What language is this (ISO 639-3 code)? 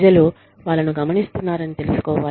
tel